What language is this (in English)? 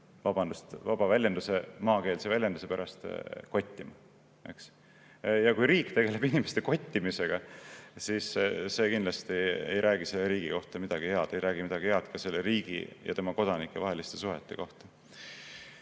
Estonian